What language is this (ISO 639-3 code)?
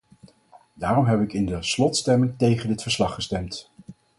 nld